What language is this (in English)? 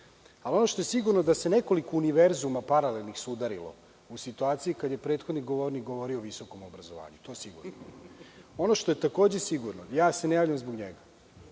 Serbian